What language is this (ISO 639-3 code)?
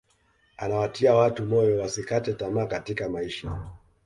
swa